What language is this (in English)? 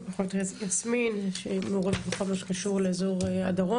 Hebrew